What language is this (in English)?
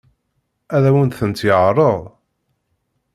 Kabyle